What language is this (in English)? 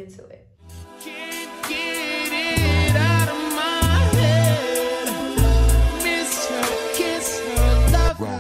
English